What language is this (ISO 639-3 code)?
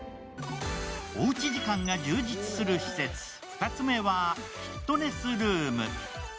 jpn